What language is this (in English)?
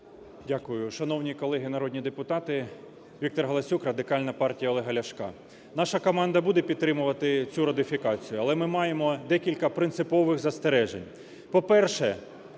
Ukrainian